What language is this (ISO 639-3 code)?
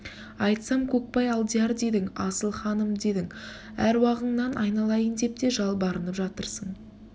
kaz